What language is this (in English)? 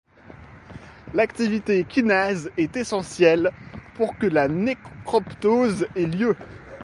French